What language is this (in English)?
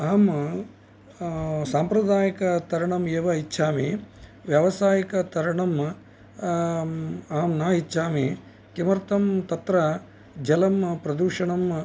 Sanskrit